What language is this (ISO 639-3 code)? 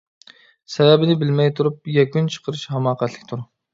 uig